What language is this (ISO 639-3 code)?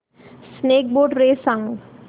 mar